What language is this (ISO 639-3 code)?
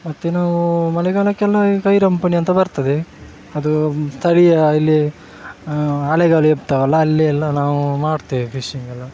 kan